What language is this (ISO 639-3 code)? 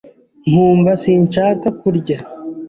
kin